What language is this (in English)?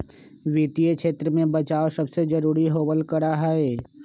Magahi